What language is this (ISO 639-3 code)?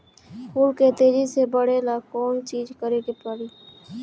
bho